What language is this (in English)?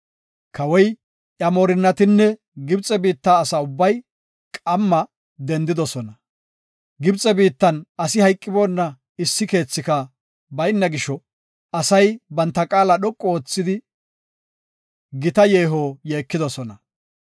Gofa